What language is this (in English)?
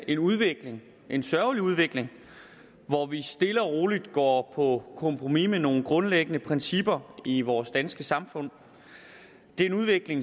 Danish